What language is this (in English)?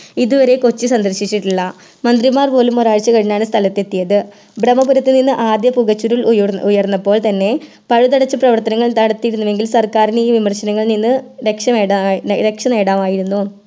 Malayalam